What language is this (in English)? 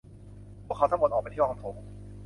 Thai